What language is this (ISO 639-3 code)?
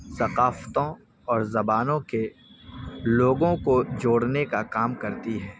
urd